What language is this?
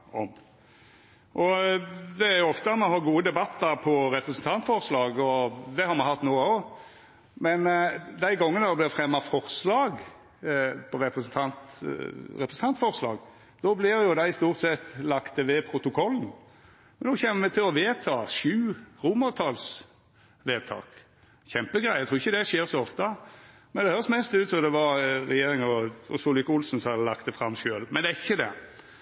Norwegian Nynorsk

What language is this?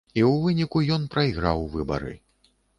Belarusian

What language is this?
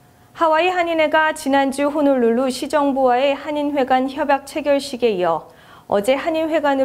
Korean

